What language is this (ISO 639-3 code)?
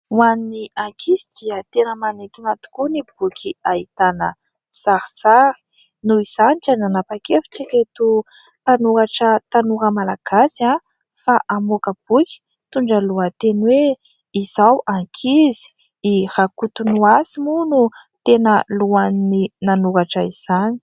mlg